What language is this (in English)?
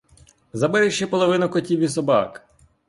Ukrainian